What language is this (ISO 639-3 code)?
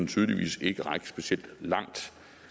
dan